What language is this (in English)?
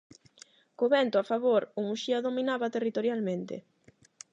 Galician